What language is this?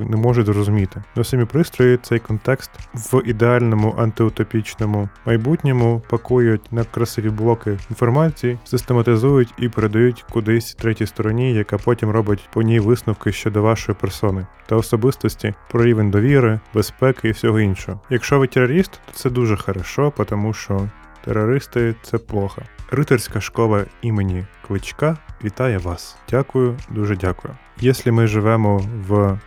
Ukrainian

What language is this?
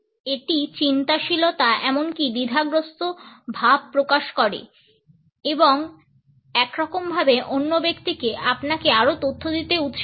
Bangla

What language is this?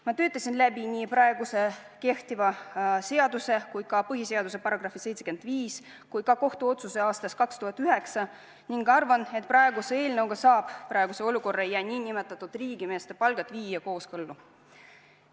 Estonian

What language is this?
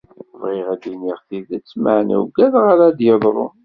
Kabyle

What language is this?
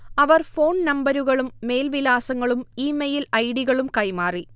Malayalam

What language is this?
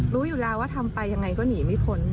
Thai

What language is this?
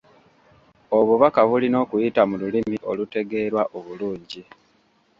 Ganda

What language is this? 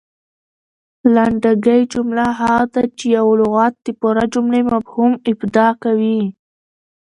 Pashto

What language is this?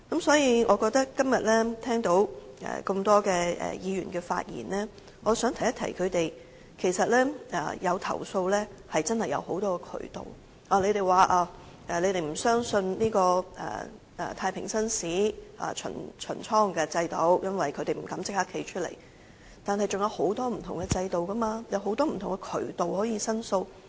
Cantonese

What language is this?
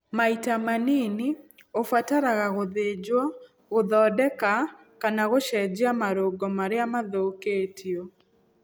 Kikuyu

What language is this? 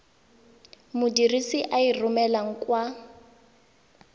Tswana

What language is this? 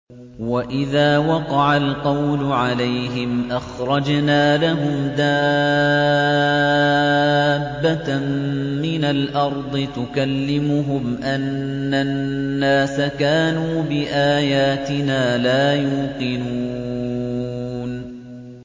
Arabic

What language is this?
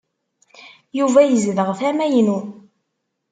Kabyle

